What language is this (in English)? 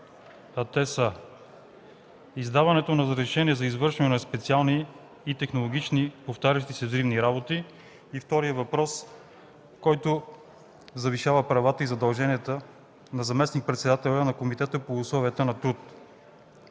Bulgarian